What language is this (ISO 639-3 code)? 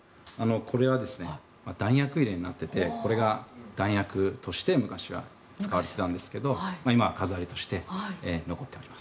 jpn